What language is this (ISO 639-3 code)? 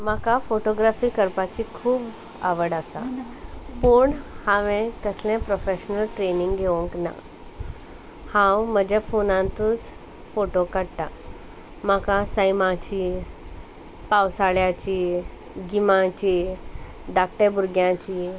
kok